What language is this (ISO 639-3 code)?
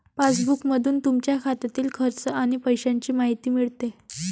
mar